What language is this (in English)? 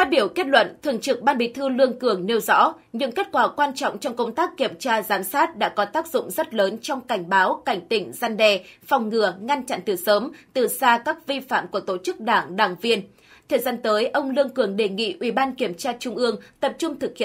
Vietnamese